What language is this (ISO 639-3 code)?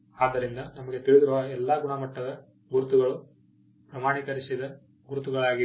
kan